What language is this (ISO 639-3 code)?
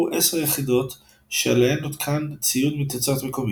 heb